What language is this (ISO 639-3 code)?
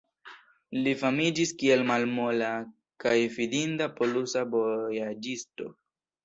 epo